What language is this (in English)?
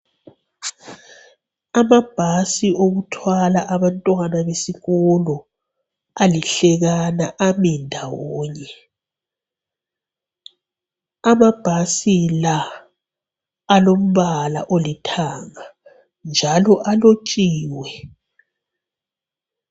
North Ndebele